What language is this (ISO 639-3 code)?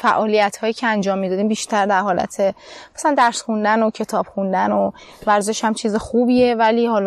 fas